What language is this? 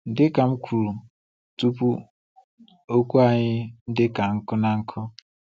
Igbo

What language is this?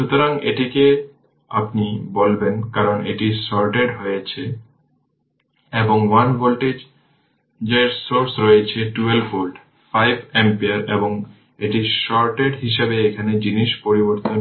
Bangla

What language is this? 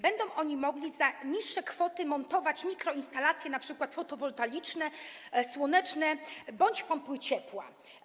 Polish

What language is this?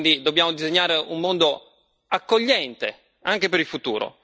Italian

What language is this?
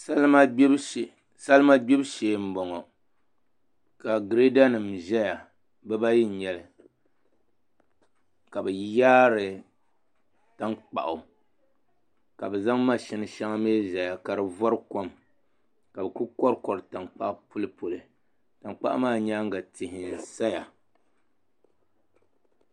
Dagbani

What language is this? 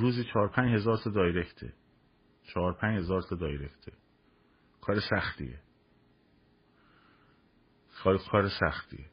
Persian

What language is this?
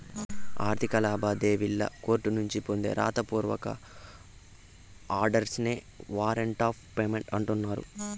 Telugu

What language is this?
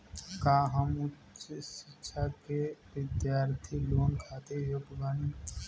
Bhojpuri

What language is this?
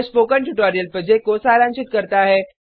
Hindi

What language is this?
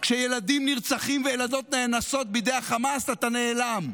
Hebrew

